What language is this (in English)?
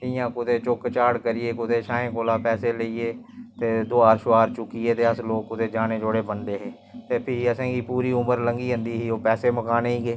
Dogri